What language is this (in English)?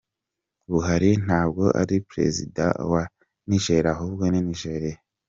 Kinyarwanda